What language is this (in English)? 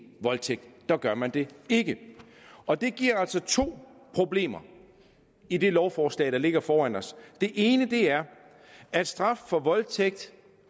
Danish